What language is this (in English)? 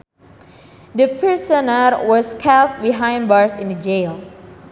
Sundanese